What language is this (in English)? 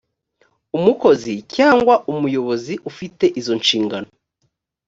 Kinyarwanda